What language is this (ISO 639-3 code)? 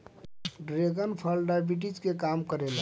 bho